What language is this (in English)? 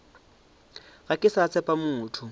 Northern Sotho